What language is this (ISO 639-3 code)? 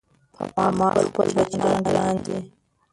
pus